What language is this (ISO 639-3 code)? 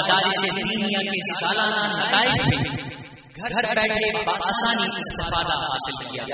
urd